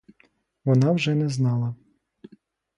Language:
Ukrainian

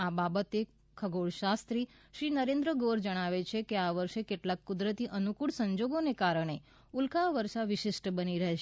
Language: Gujarati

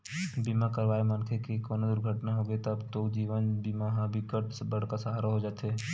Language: Chhattisgarhi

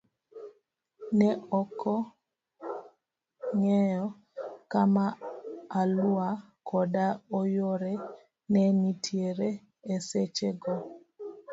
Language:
Luo (Kenya and Tanzania)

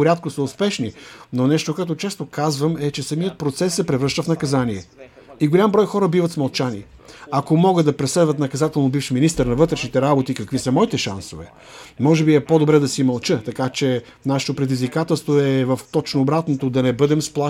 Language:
Bulgarian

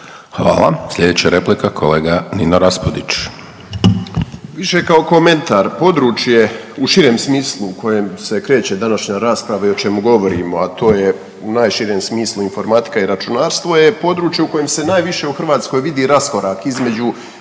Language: Croatian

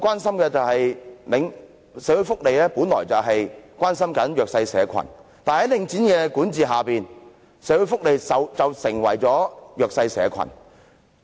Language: Cantonese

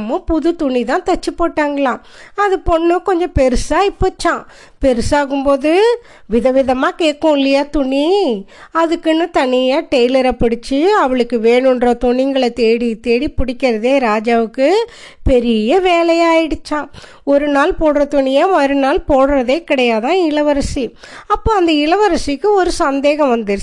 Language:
Tamil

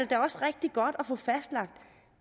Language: Danish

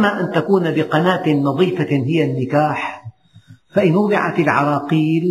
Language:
Arabic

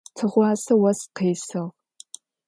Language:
Adyghe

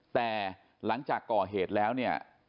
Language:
Thai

